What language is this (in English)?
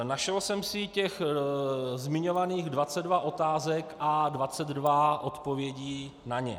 Czech